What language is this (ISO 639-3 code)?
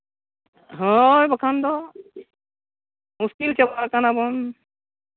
sat